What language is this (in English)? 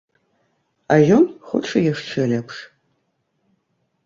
Belarusian